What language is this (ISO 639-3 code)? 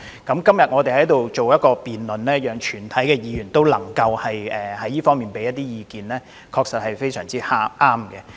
yue